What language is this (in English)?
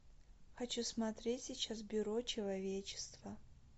Russian